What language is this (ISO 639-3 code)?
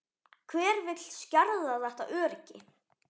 isl